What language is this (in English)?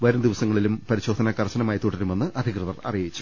Malayalam